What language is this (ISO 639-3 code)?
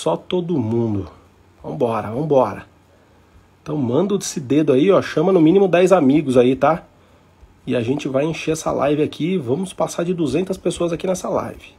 por